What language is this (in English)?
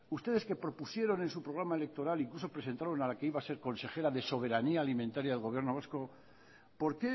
Spanish